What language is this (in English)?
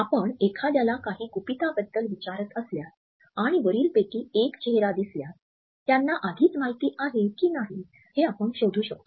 Marathi